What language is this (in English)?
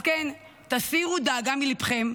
Hebrew